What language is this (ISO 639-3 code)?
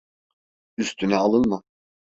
tur